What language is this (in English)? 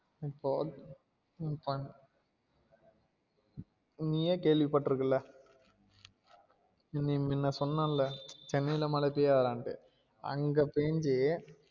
Tamil